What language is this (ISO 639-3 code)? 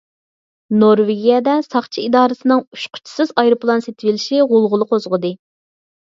uig